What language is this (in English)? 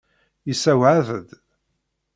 Kabyle